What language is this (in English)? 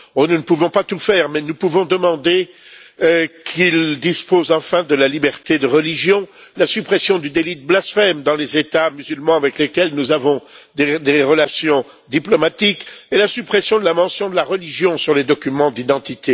French